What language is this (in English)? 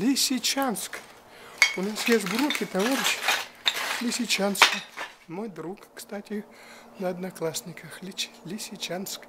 Russian